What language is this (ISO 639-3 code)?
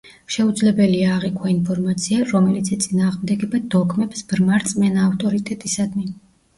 kat